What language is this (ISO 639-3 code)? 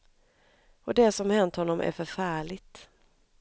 swe